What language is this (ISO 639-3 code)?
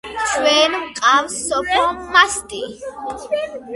kat